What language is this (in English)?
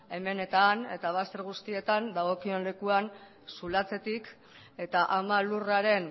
Basque